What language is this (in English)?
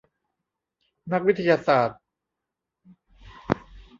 Thai